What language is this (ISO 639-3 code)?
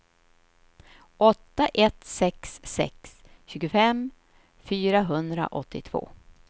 swe